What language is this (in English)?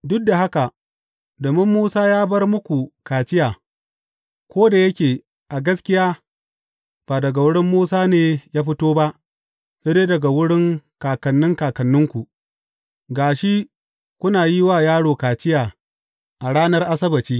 Hausa